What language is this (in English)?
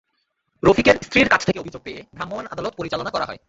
Bangla